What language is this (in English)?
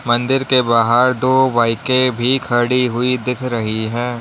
Hindi